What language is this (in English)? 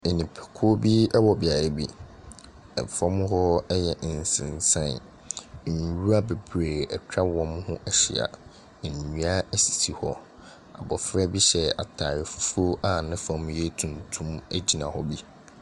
Akan